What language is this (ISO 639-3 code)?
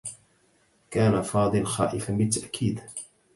ara